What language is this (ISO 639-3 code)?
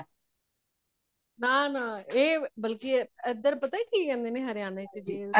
pan